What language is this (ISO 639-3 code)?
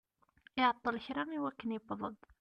kab